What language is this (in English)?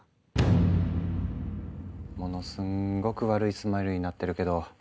Japanese